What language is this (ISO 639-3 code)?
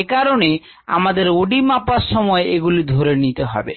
ben